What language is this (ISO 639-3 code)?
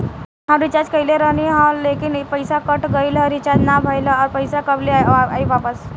bho